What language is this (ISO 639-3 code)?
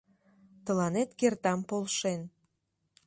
chm